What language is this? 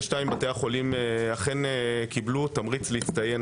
Hebrew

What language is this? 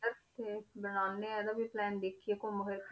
Punjabi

